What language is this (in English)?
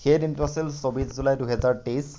Assamese